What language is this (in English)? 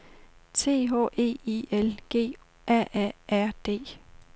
Danish